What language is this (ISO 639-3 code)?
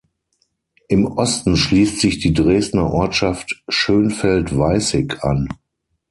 deu